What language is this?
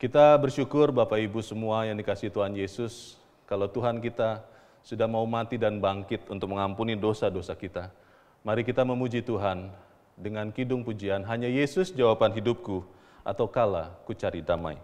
Indonesian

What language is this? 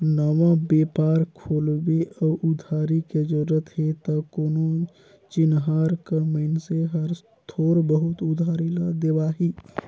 Chhattisgarhi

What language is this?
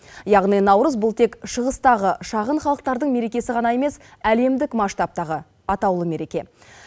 Kazakh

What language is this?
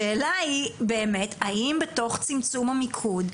Hebrew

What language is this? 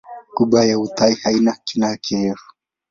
Swahili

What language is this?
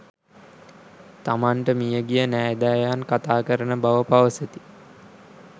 Sinhala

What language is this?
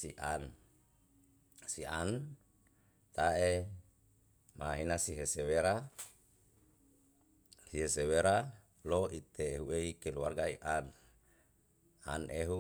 Yalahatan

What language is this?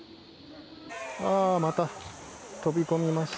Japanese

